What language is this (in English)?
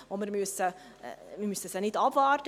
Swiss German